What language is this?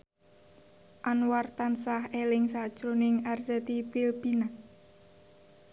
Javanese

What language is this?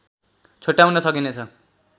Nepali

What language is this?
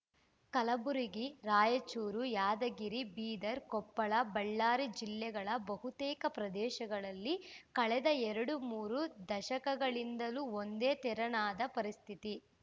Kannada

